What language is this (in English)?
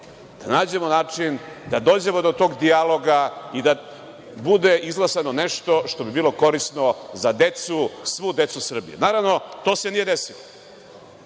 Serbian